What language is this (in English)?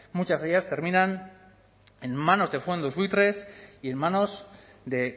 Spanish